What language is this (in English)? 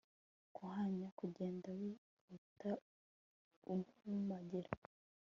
Kinyarwanda